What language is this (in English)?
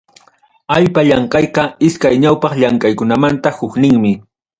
Ayacucho Quechua